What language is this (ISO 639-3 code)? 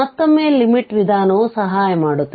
kan